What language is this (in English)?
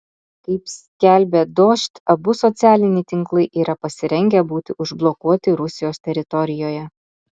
Lithuanian